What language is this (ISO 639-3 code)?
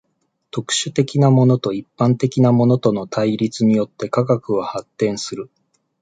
jpn